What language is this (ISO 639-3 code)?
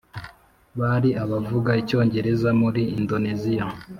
kin